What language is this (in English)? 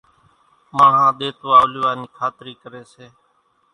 Kachi Koli